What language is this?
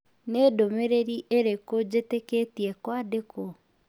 Kikuyu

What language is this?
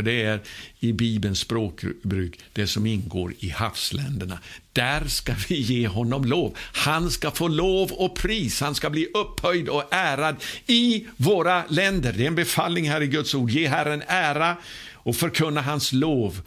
Swedish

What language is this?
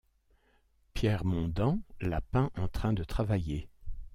French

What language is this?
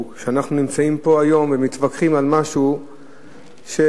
Hebrew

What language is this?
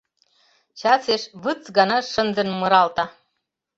Mari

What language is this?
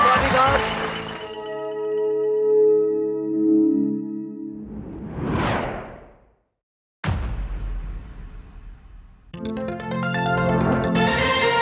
Thai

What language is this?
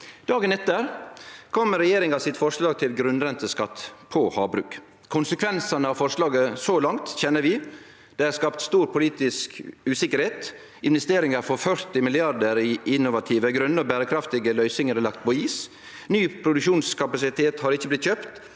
Norwegian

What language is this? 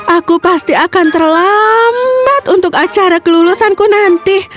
Indonesian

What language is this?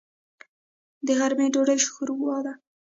Pashto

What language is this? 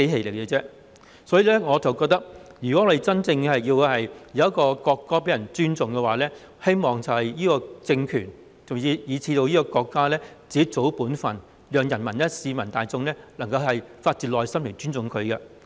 Cantonese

